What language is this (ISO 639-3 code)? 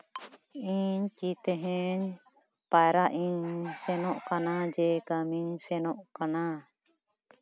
sat